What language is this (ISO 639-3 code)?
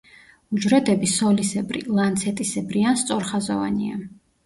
kat